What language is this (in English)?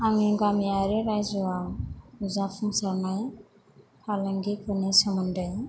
Bodo